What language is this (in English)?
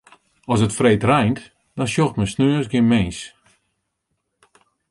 Western Frisian